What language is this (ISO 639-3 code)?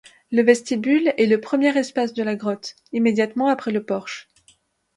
fra